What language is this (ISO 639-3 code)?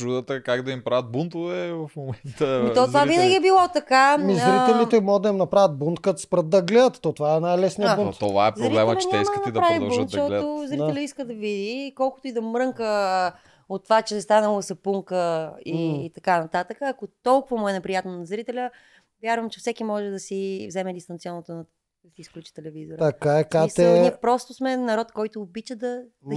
bul